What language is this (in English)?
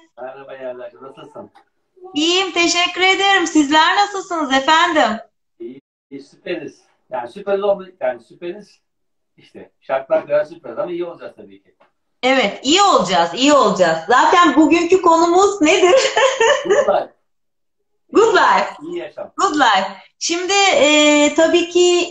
Turkish